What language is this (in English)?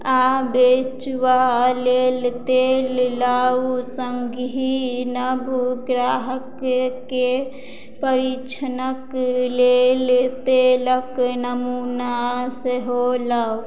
Maithili